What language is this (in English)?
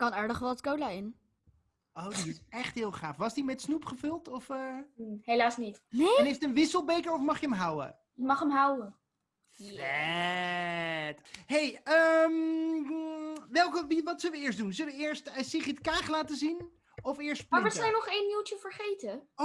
Dutch